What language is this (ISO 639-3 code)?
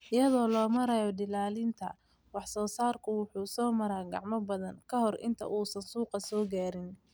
som